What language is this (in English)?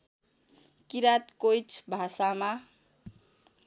Nepali